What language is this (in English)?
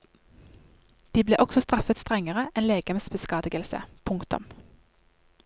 Norwegian